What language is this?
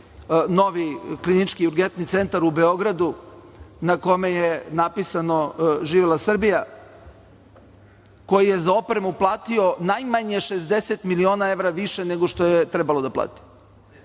Serbian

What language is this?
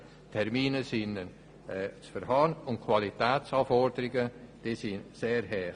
Swiss German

